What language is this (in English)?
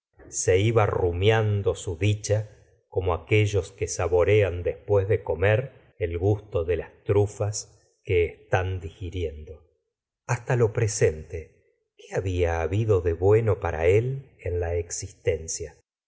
Spanish